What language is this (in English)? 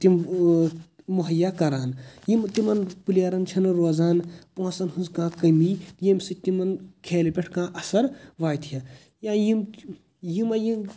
Kashmiri